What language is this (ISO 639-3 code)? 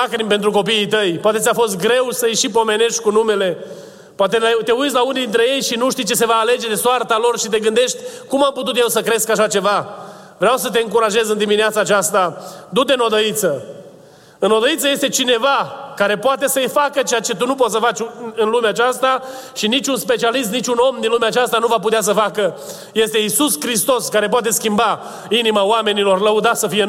ron